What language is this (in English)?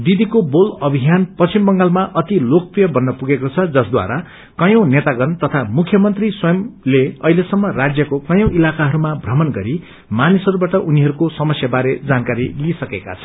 Nepali